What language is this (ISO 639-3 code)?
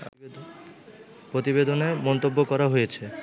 ben